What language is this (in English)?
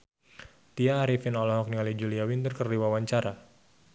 Sundanese